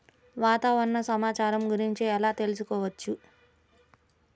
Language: Telugu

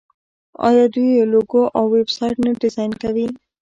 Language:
Pashto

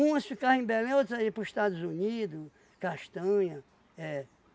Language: Portuguese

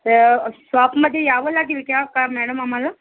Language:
Marathi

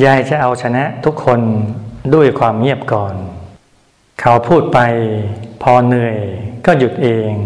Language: Thai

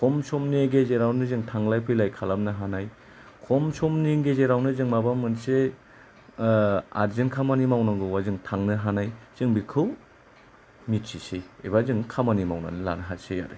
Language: Bodo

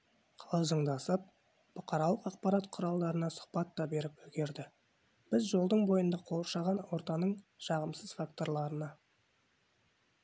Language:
Kazakh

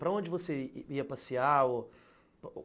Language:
Portuguese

